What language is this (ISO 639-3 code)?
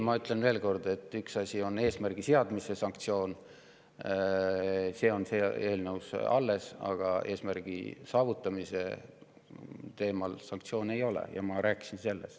est